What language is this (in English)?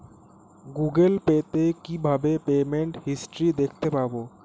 Bangla